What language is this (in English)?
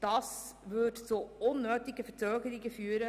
Swiss German